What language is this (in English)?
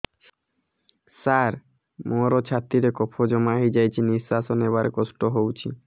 Odia